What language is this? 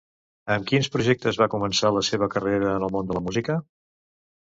Catalan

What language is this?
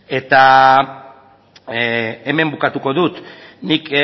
Basque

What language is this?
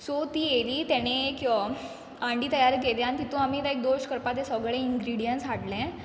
Konkani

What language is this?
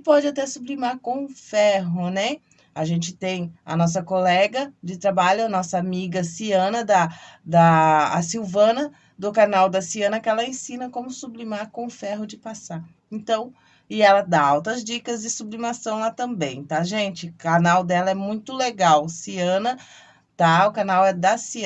Portuguese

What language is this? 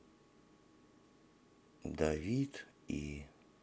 Russian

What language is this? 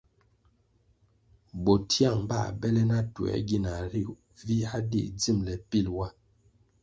Kwasio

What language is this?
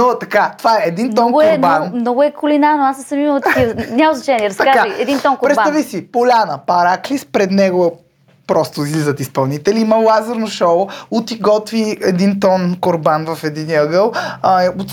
Bulgarian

